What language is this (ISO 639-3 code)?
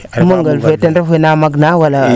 srr